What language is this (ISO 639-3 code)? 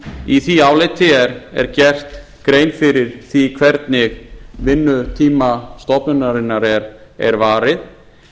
isl